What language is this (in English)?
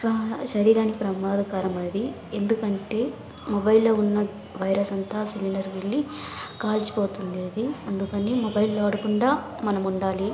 Telugu